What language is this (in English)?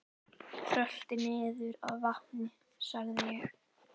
Icelandic